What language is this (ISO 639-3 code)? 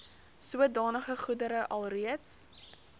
afr